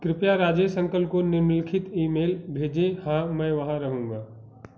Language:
Hindi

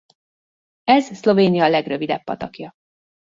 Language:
Hungarian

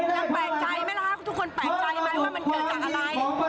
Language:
Thai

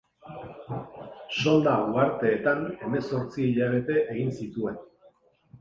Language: Basque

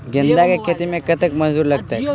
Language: Maithili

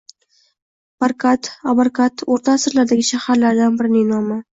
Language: Uzbek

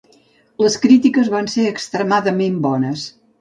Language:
Catalan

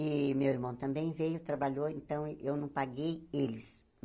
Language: Portuguese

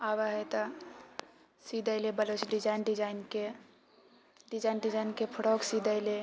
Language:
Maithili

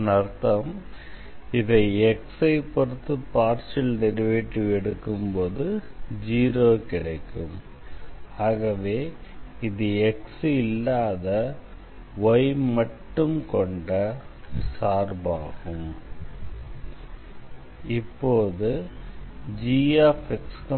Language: Tamil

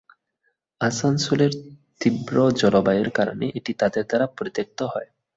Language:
Bangla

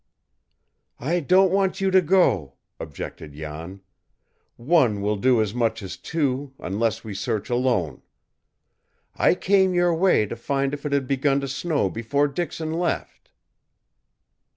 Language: English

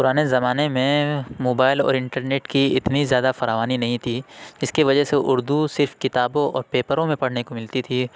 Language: Urdu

